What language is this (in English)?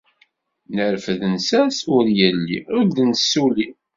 Kabyle